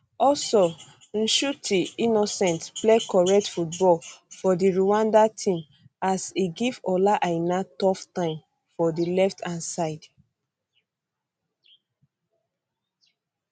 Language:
Nigerian Pidgin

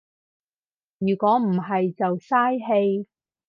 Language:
Cantonese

